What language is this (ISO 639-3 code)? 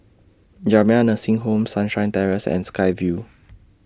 eng